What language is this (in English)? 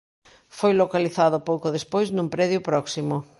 Galician